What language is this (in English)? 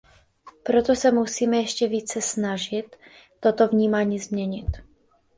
Czech